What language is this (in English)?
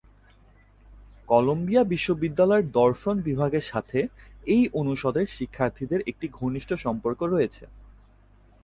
Bangla